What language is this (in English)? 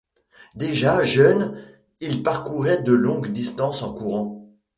French